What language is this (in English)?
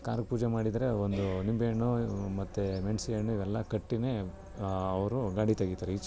Kannada